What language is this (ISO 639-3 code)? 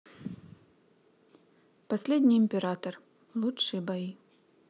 rus